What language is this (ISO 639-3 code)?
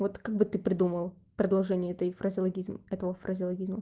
rus